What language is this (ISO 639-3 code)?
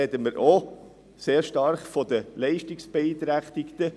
gsw